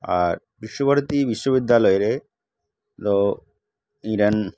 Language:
Santali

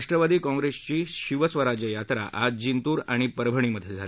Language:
Marathi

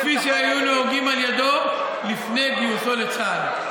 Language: Hebrew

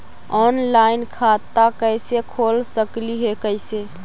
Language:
Magahi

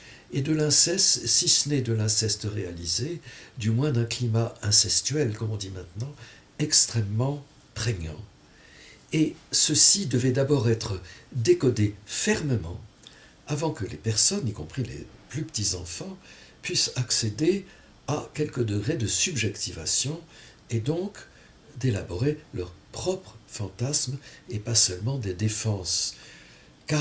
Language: French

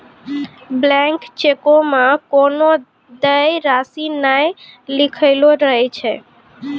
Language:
Maithili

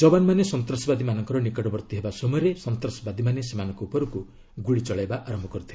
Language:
Odia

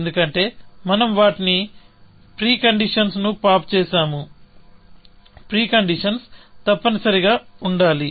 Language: Telugu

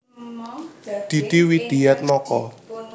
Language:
Javanese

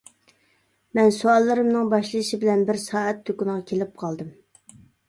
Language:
Uyghur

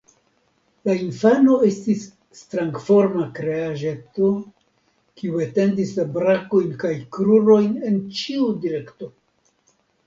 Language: Esperanto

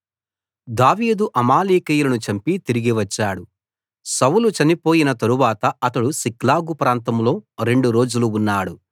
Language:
Telugu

